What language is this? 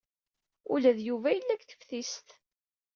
Kabyle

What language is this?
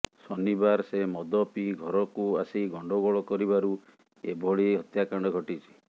Odia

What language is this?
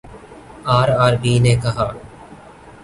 Urdu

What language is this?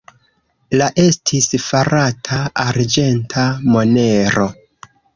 Esperanto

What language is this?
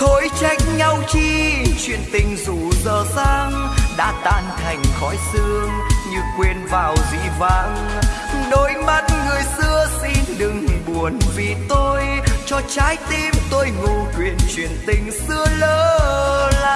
Vietnamese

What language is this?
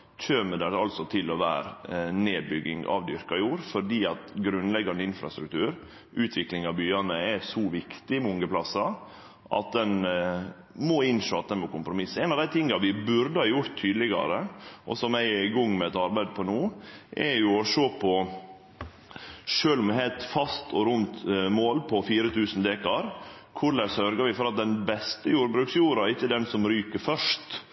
Norwegian Nynorsk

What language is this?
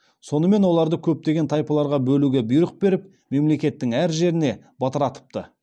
Kazakh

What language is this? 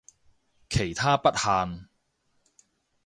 Cantonese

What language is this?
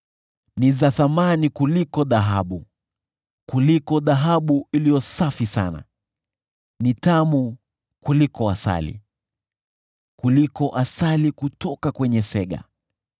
Swahili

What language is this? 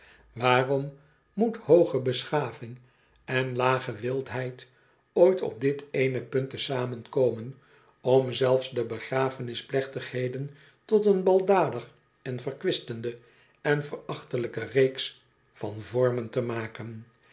Dutch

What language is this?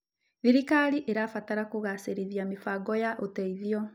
Kikuyu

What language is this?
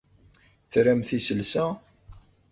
Kabyle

